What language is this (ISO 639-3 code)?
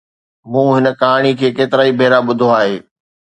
snd